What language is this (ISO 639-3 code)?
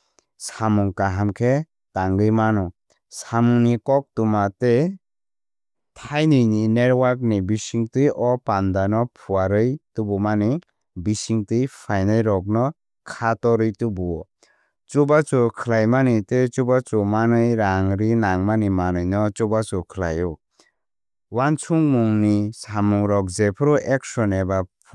trp